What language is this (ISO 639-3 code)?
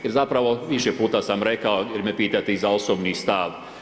hrv